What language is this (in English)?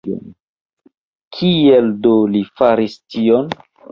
Esperanto